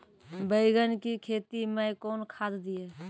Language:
Maithili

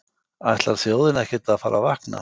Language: Icelandic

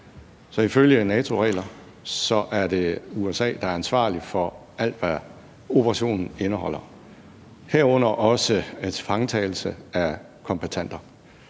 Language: Danish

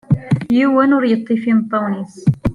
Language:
Kabyle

